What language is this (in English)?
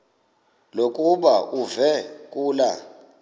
Xhosa